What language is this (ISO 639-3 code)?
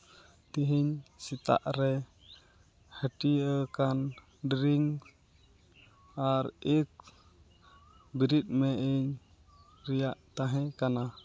sat